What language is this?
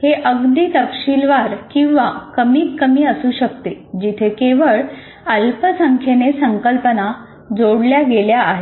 Marathi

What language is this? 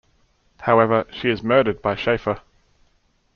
English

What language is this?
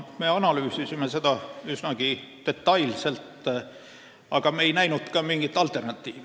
Estonian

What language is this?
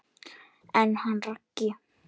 Icelandic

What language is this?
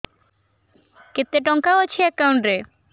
Odia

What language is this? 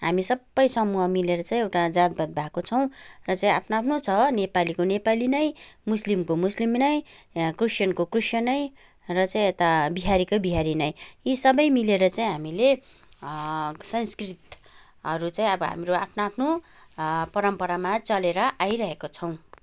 Nepali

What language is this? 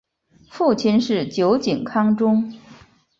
Chinese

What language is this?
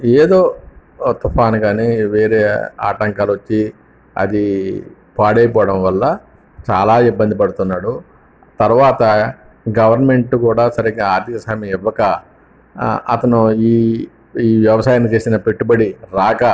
Telugu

